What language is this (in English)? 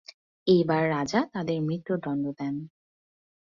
Bangla